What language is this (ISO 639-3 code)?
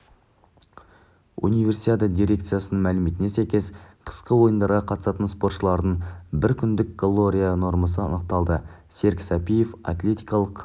kaz